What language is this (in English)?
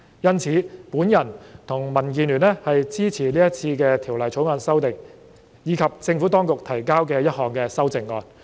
Cantonese